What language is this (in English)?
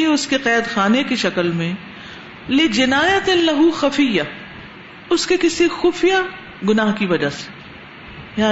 Urdu